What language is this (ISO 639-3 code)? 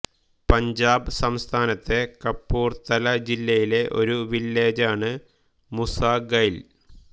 mal